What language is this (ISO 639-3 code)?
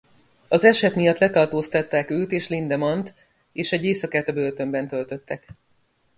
hun